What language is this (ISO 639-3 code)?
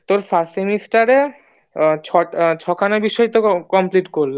ben